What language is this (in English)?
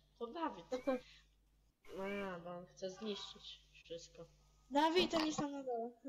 Polish